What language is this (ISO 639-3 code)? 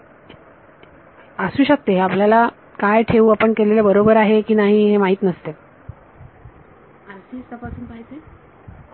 mar